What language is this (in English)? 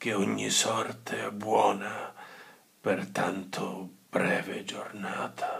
Italian